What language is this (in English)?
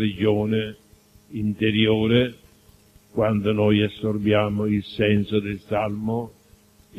Italian